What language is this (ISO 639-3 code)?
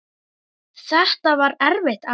isl